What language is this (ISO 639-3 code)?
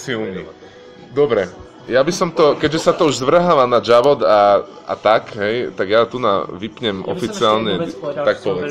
slk